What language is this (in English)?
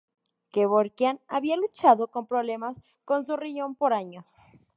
Spanish